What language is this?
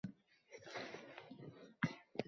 Uzbek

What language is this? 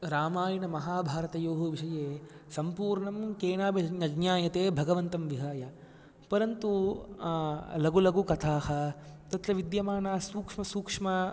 Sanskrit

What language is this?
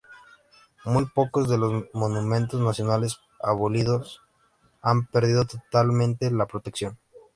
Spanish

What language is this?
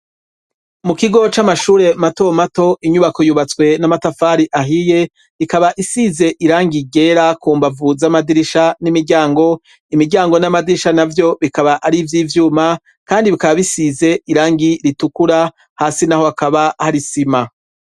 Rundi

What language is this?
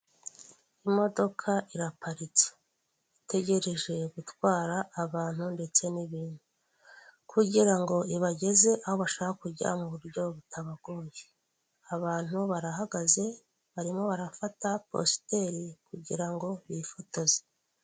Kinyarwanda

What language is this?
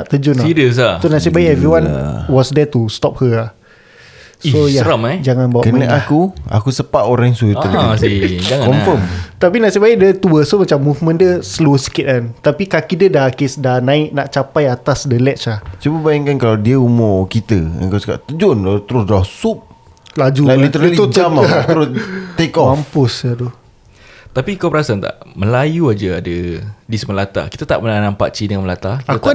Malay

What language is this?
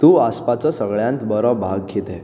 Konkani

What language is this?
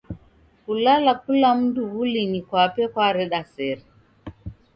Taita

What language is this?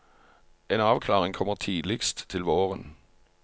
Norwegian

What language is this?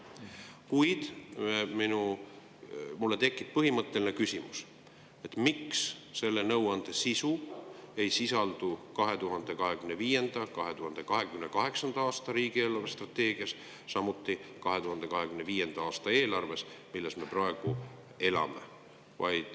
Estonian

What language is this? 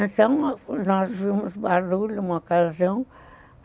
Portuguese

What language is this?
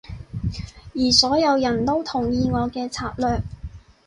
Cantonese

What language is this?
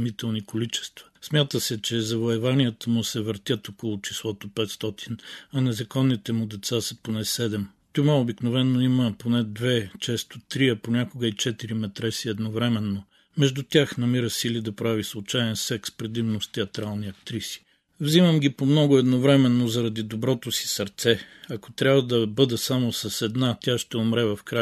Bulgarian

